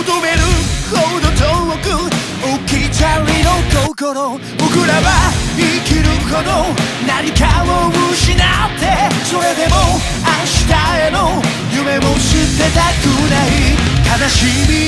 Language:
Korean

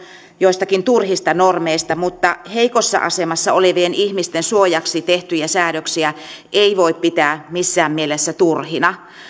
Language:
Finnish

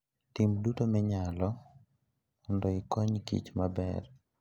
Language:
Luo (Kenya and Tanzania)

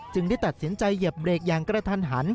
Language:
Thai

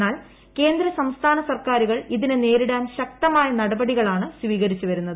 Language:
Malayalam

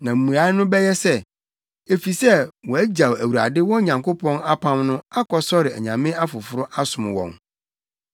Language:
Akan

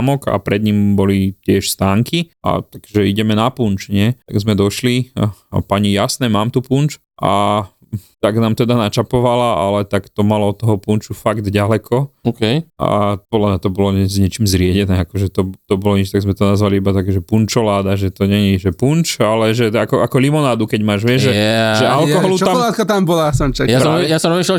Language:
Slovak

